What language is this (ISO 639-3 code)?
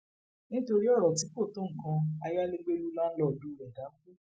yor